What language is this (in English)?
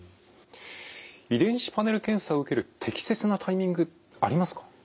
Japanese